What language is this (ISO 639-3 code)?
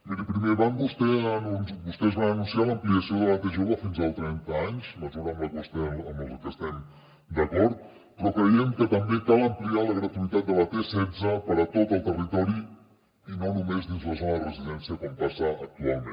cat